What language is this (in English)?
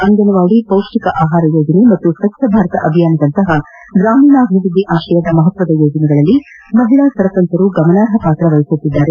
Kannada